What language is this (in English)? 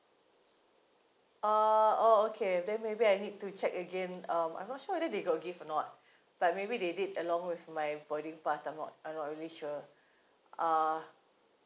English